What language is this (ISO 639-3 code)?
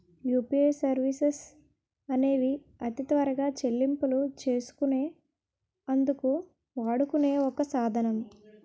tel